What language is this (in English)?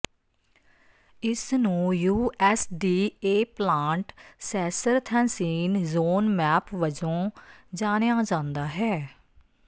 Punjabi